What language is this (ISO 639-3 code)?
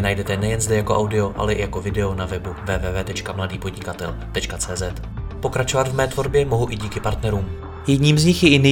ces